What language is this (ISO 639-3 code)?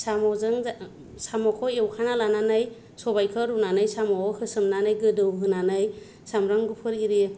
brx